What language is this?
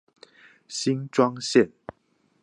Chinese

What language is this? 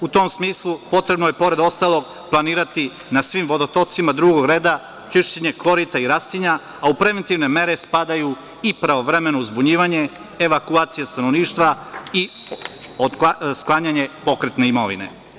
Serbian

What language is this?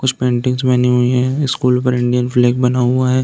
Hindi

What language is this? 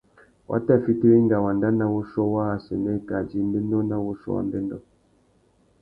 Tuki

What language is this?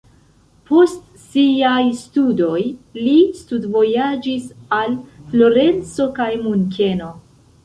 Esperanto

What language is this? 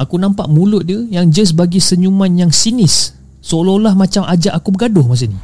Malay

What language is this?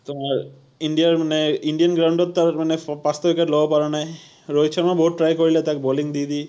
Assamese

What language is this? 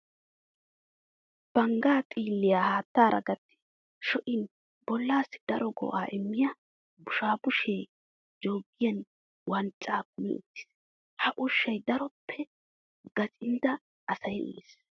Wolaytta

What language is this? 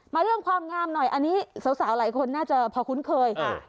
Thai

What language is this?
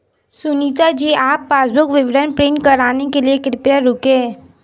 Hindi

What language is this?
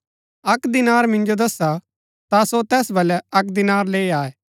Gaddi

